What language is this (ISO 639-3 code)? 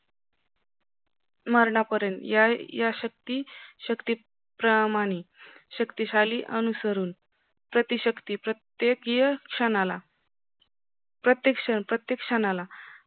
mar